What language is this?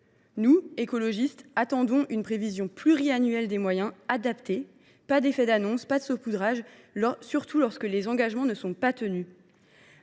French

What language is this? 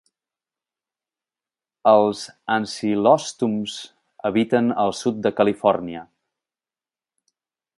Catalan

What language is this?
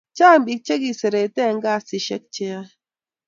Kalenjin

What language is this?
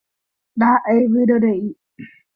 Guarani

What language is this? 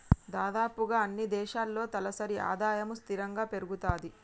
Telugu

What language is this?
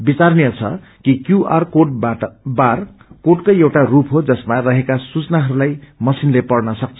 Nepali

